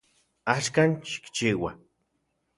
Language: Central Puebla Nahuatl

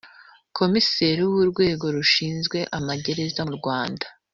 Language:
Kinyarwanda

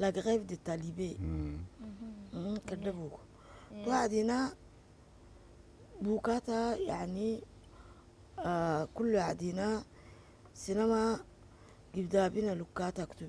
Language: Arabic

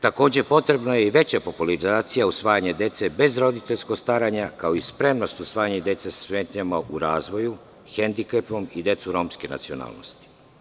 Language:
Serbian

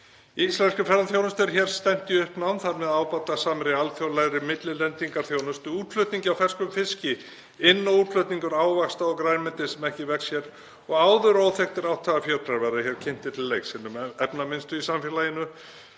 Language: Icelandic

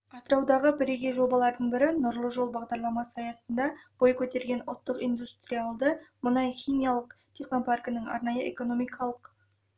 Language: Kazakh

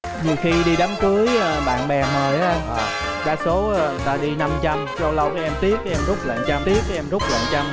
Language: Vietnamese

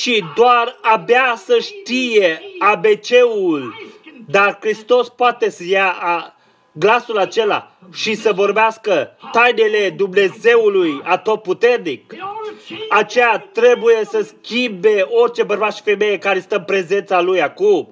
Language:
Romanian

